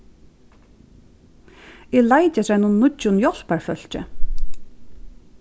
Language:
Faroese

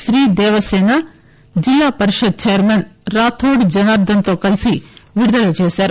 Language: Telugu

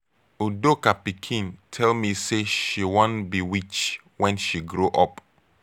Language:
Nigerian Pidgin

